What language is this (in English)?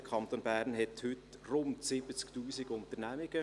Swiss German